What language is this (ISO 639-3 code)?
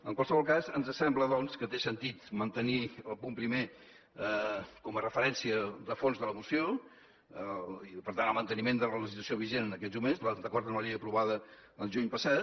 cat